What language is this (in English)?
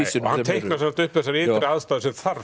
Icelandic